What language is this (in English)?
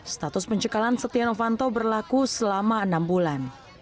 Indonesian